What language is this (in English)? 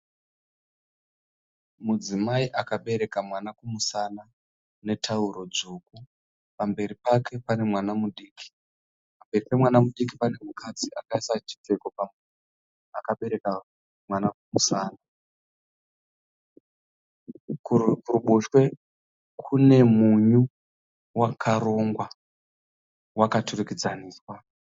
Shona